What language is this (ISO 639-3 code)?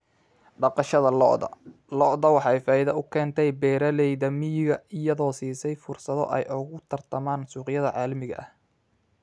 som